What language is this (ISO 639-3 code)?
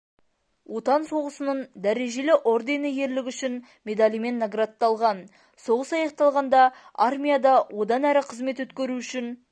kaz